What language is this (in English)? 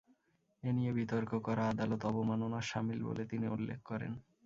Bangla